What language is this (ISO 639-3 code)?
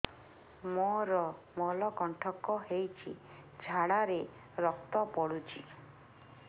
ori